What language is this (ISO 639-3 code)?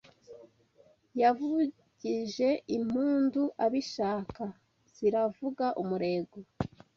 kin